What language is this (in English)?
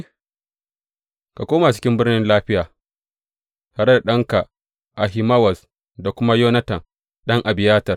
Hausa